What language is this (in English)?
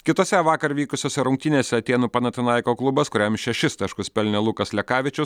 Lithuanian